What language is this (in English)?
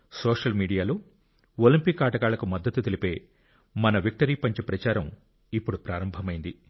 Telugu